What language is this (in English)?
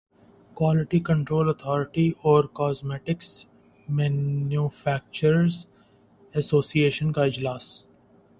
Urdu